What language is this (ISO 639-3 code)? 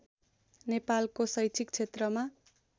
nep